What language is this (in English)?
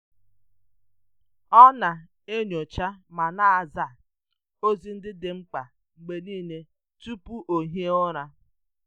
Igbo